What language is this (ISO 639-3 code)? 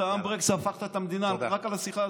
heb